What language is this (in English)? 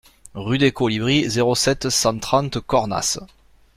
French